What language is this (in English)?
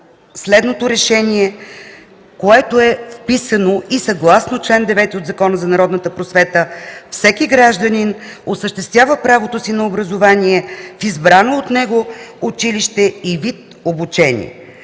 Bulgarian